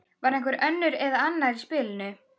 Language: Icelandic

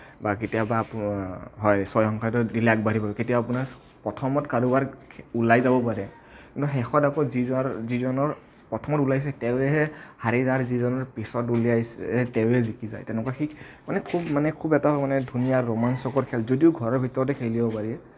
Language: Assamese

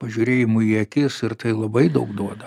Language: Lithuanian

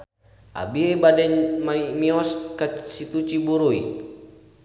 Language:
Sundanese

